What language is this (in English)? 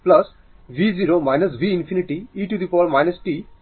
Bangla